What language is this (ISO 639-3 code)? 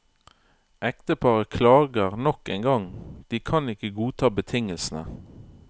nor